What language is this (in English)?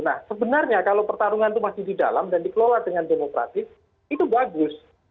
Indonesian